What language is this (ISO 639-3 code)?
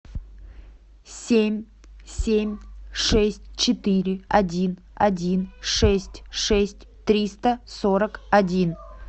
rus